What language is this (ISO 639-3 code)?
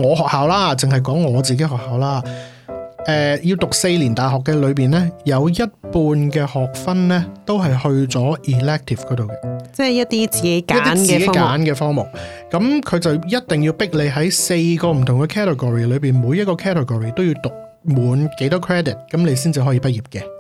zho